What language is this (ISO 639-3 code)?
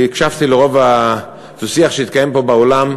heb